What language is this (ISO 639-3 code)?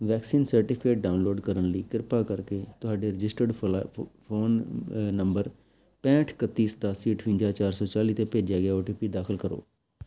pan